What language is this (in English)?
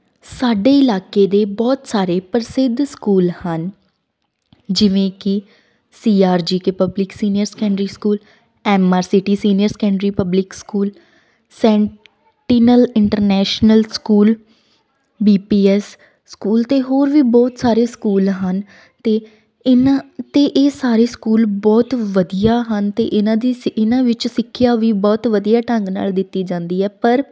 Punjabi